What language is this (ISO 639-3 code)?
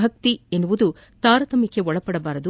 kan